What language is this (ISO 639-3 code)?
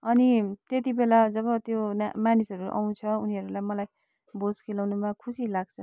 nep